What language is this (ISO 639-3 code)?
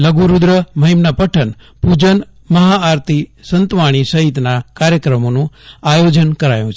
guj